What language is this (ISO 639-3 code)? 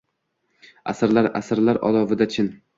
uzb